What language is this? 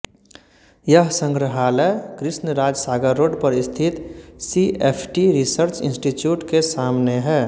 Hindi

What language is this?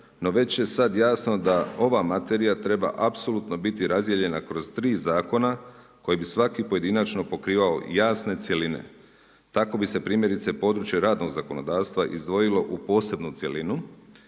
Croatian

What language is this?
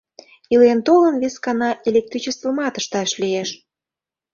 Mari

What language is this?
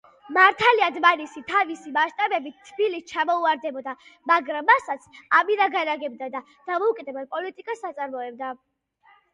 Georgian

